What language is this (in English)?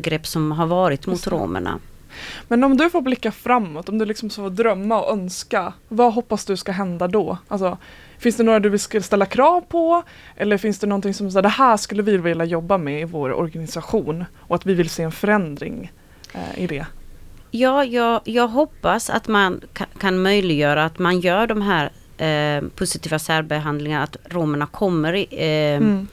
Swedish